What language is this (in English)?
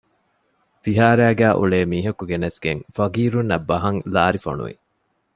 Divehi